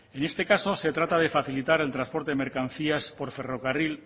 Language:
Spanish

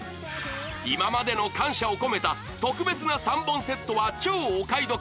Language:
Japanese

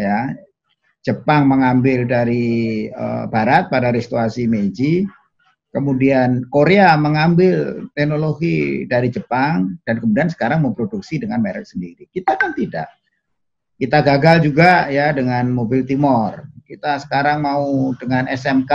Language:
Indonesian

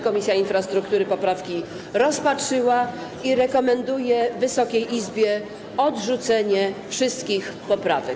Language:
Polish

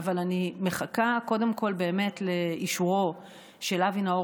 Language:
Hebrew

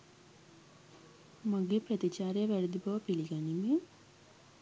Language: Sinhala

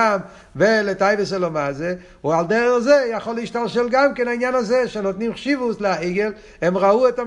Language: Hebrew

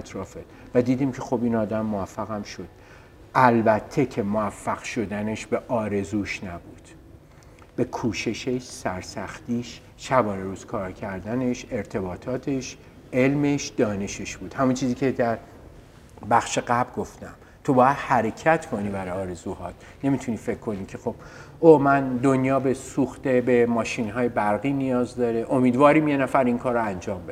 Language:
Persian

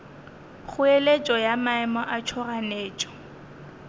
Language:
Northern Sotho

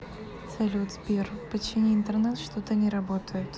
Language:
Russian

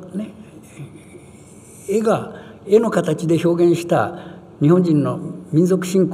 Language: Japanese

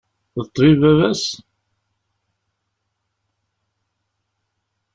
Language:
Kabyle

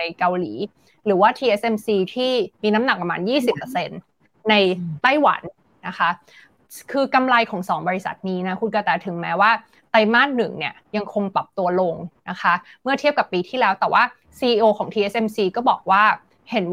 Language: Thai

